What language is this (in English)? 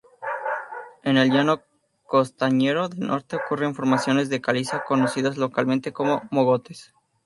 Spanish